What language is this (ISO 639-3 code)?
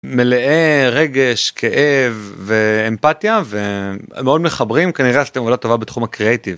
heb